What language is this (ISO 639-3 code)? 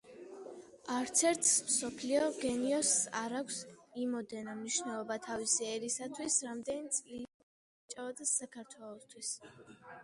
kat